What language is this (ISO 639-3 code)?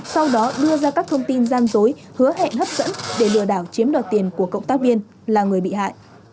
vie